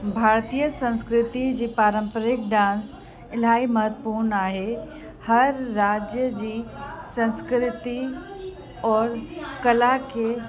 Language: Sindhi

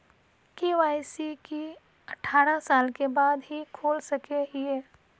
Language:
Magahi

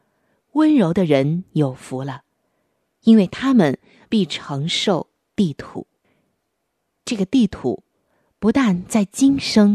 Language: Chinese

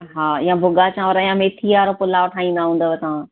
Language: Sindhi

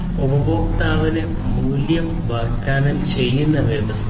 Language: Malayalam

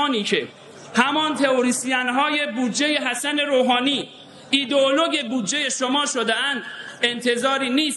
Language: Persian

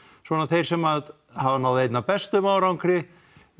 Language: Icelandic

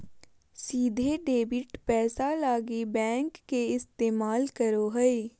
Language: Magahi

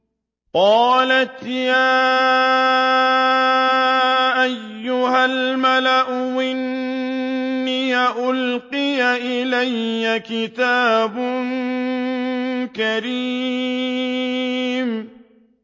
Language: Arabic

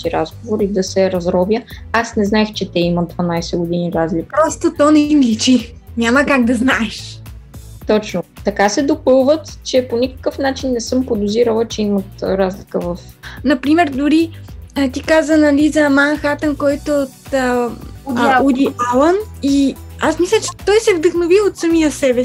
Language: Bulgarian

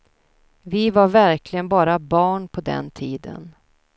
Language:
Swedish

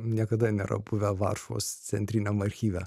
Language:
Lithuanian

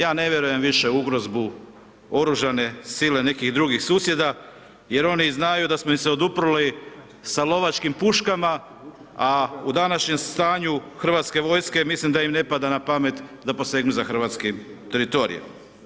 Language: Croatian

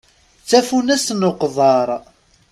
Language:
Kabyle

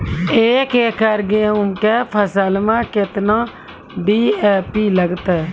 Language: Maithili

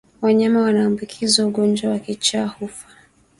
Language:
Swahili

